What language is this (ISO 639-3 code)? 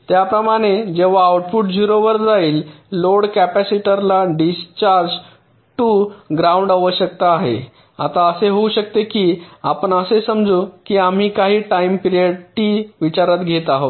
mar